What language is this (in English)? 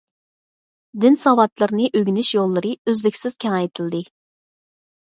Uyghur